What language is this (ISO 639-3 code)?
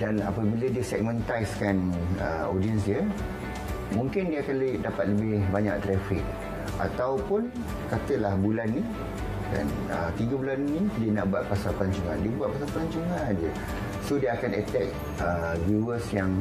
msa